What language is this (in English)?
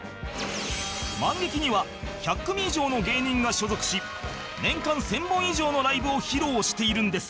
Japanese